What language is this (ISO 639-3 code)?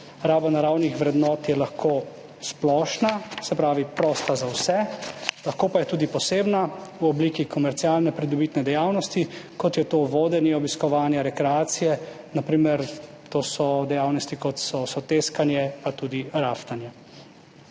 slv